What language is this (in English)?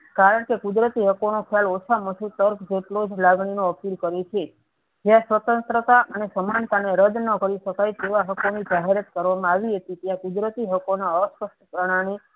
Gujarati